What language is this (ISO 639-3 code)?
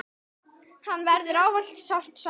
isl